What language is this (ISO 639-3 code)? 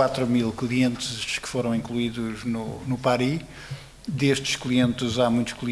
por